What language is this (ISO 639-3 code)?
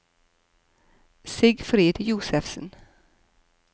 nor